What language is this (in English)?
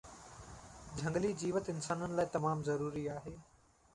Sindhi